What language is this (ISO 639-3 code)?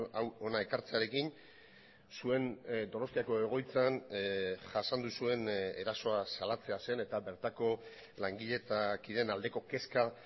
eus